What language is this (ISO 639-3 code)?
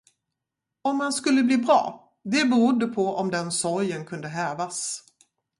swe